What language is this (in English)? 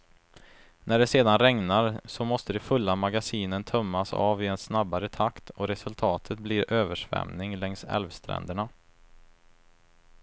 Swedish